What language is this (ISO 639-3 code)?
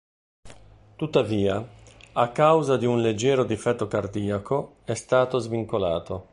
ita